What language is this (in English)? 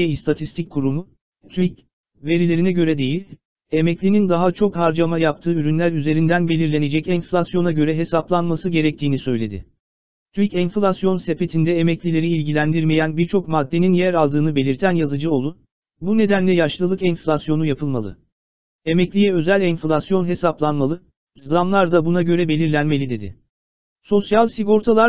Turkish